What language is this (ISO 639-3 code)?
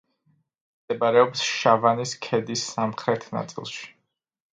kat